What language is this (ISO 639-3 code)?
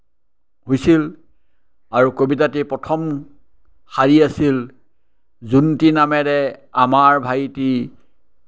asm